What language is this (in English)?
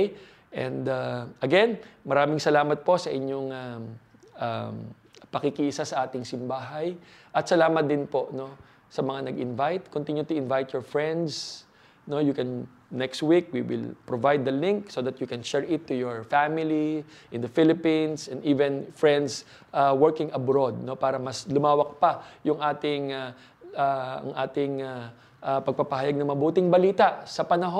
Filipino